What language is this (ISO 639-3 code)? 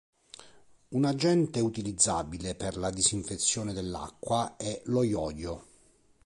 ita